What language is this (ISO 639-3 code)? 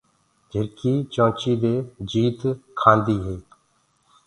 ggg